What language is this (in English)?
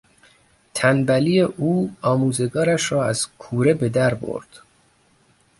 Persian